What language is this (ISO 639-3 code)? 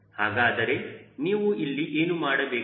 kan